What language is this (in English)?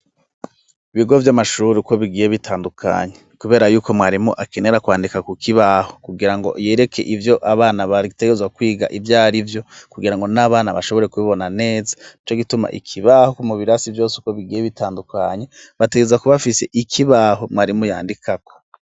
Rundi